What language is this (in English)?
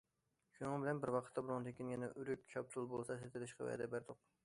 Uyghur